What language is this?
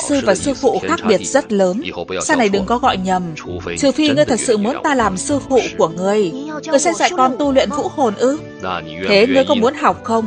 Vietnamese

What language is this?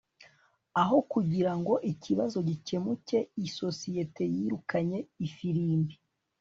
Kinyarwanda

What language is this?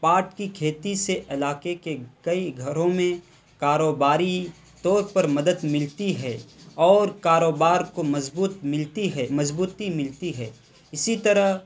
Urdu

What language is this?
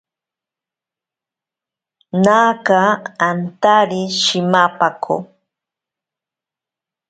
Ashéninka Perené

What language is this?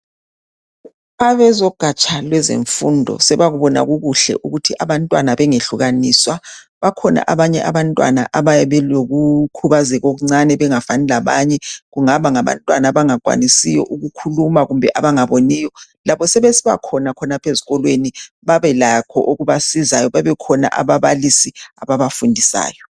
North Ndebele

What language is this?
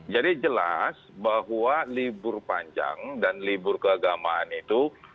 Indonesian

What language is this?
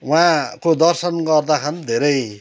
Nepali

